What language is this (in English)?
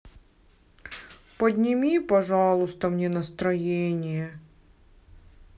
Russian